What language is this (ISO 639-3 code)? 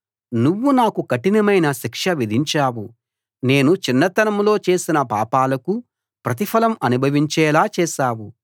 tel